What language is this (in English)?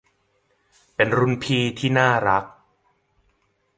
Thai